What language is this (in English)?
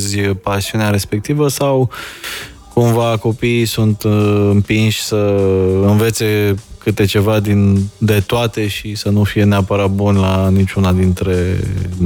Romanian